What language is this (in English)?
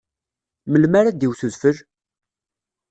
Kabyle